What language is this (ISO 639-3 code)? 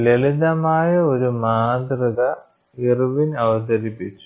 mal